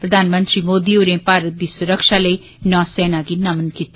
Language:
Dogri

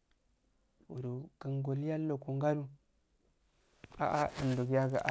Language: Afade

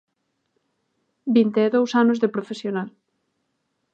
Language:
Galician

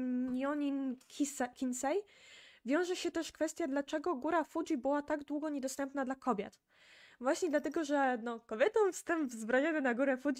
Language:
Polish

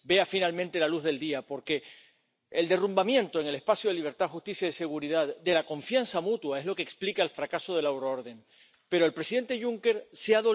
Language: Romanian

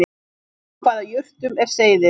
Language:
Icelandic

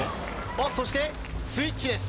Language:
Japanese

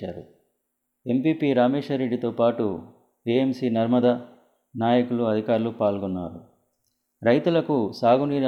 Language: Telugu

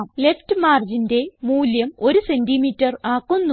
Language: Malayalam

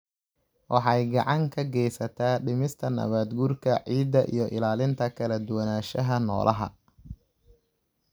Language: Somali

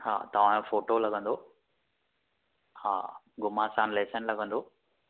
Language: Sindhi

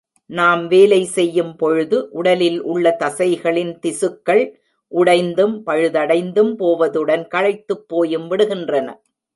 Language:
Tamil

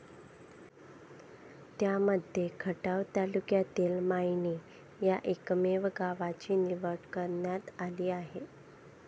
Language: Marathi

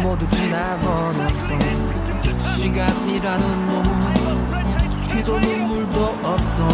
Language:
Korean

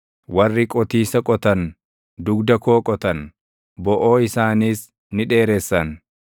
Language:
Oromo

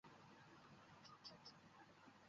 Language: Bangla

